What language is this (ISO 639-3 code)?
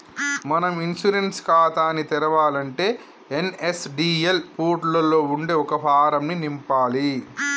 tel